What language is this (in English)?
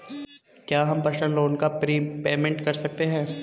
Hindi